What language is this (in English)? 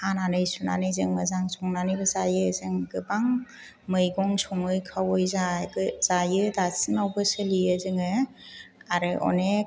Bodo